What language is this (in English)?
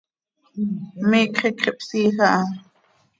Seri